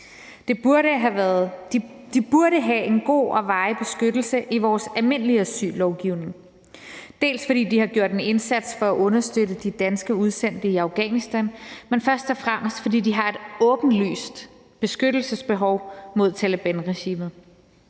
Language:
Danish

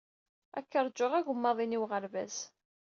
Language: Kabyle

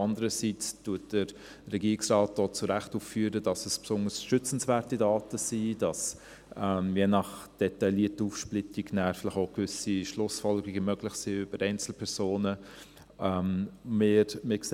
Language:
Swiss German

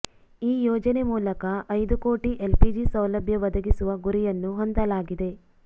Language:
Kannada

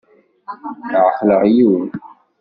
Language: Kabyle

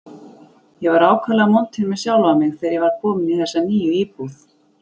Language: Icelandic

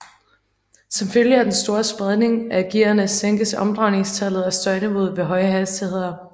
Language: Danish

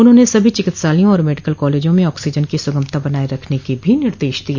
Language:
Hindi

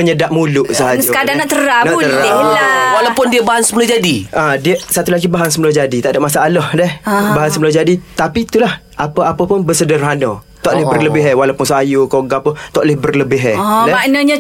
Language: Malay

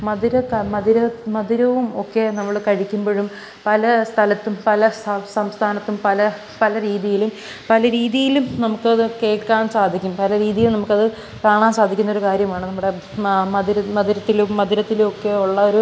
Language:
Malayalam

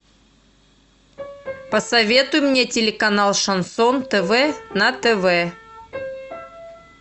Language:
Russian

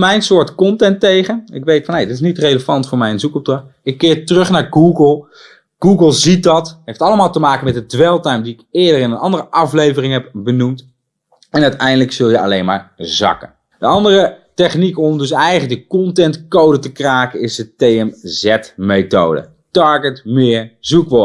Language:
Dutch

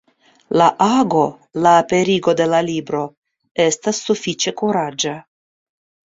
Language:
Esperanto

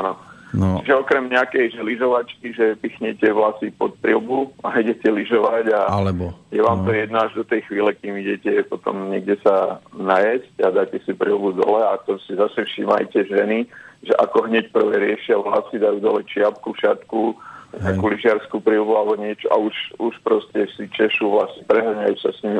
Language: Slovak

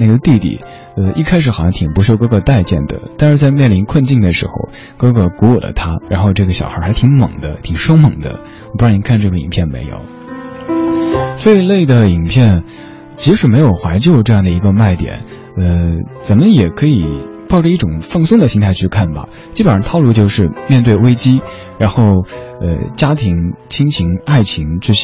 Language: Chinese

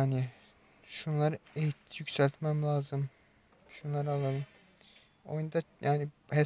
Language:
Turkish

